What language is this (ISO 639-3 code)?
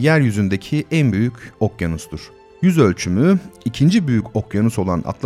tur